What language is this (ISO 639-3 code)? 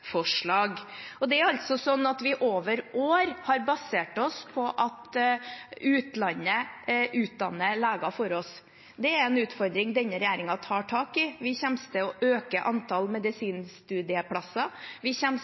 nob